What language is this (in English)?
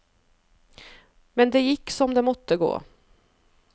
Norwegian